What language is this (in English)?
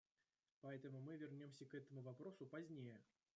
Russian